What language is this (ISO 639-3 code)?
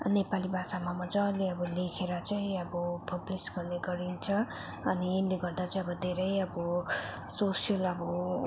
nep